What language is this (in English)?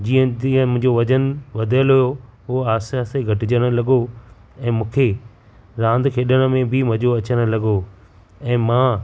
Sindhi